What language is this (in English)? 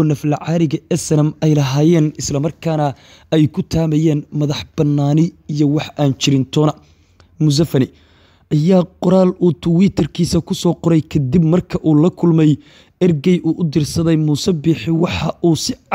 Arabic